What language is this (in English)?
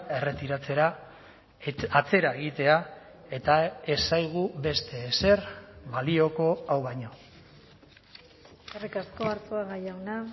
Basque